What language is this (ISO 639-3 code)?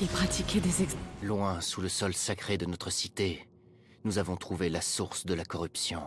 fra